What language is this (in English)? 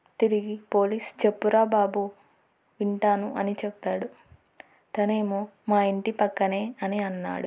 Telugu